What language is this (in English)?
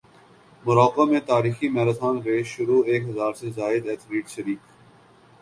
Urdu